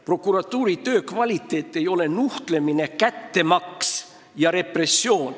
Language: Estonian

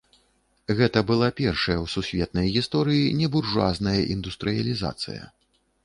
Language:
Belarusian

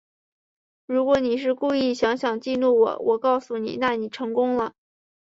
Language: Chinese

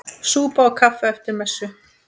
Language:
Icelandic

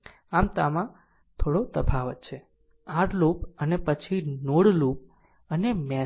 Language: Gujarati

